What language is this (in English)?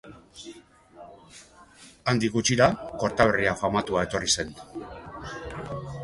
Basque